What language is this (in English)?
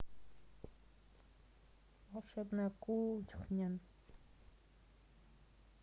Russian